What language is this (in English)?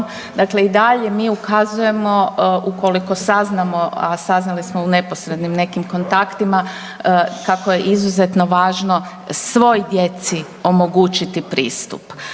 Croatian